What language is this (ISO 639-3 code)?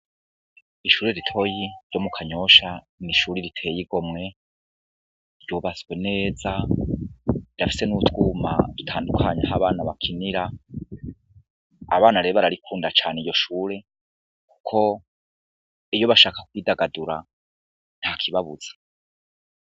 run